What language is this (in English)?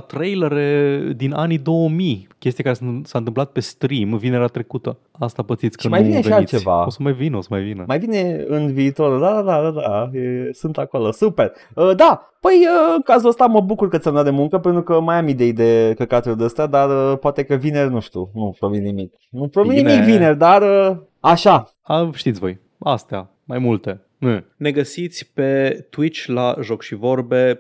Romanian